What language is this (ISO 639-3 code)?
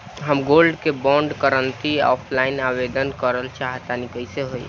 bho